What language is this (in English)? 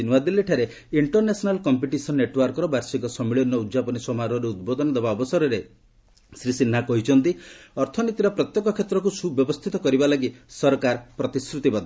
Odia